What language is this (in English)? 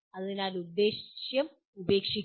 Malayalam